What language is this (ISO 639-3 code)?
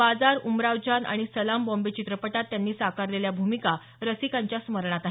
mar